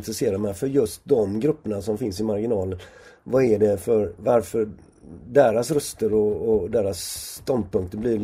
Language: Swedish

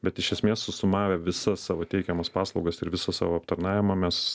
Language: Lithuanian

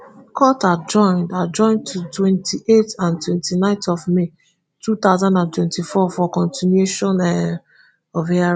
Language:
Nigerian Pidgin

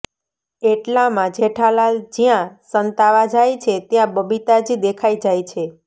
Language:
Gujarati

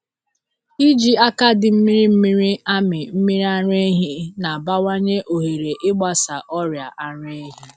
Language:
Igbo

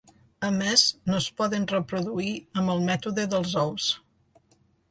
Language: Catalan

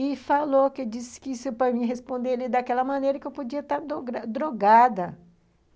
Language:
Portuguese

